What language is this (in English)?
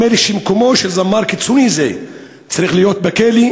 Hebrew